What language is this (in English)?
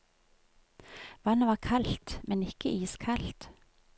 Norwegian